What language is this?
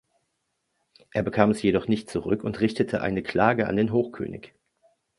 German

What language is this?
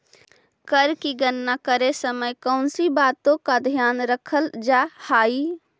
Magahi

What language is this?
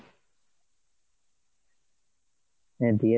Bangla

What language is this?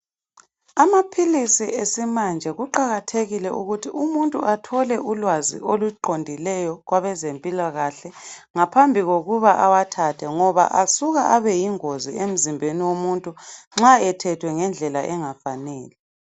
North Ndebele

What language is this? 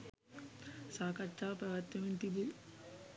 Sinhala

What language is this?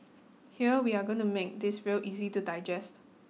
English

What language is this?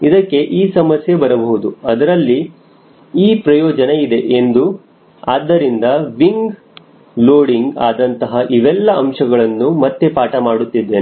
Kannada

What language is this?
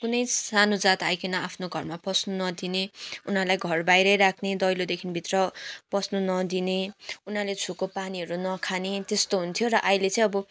Nepali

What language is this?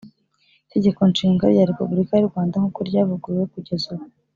Kinyarwanda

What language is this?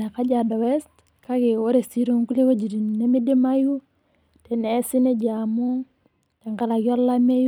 Masai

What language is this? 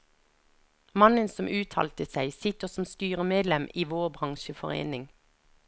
Norwegian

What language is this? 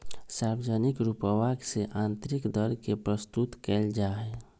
Magahi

